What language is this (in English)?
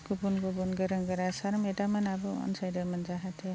Bodo